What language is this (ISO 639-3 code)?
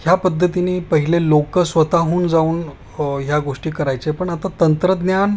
mar